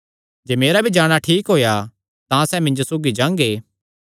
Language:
Kangri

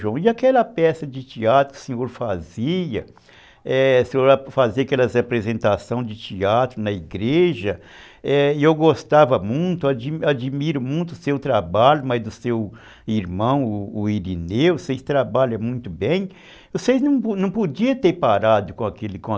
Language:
Portuguese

